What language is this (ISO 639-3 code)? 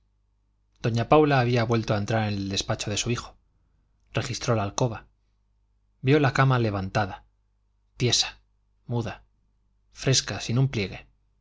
spa